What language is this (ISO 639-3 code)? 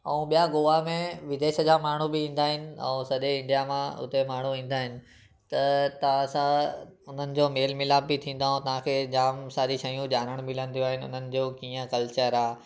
snd